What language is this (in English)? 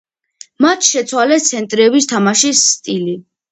Georgian